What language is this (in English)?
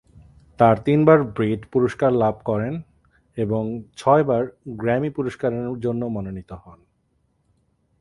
Bangla